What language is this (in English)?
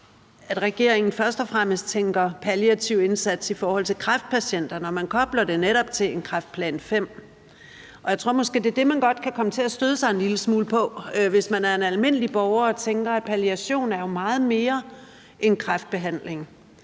Danish